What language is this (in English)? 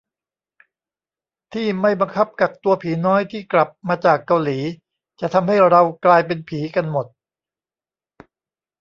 Thai